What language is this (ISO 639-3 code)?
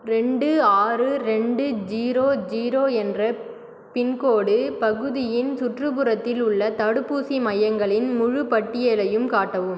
tam